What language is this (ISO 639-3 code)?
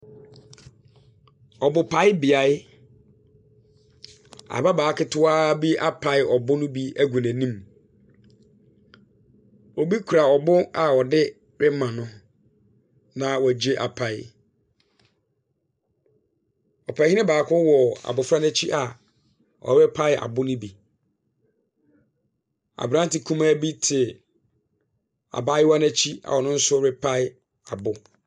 aka